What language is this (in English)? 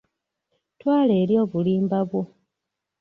Ganda